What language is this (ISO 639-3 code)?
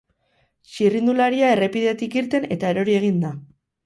eus